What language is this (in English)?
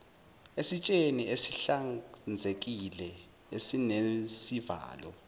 Zulu